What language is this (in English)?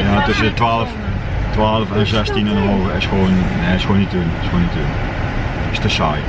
Dutch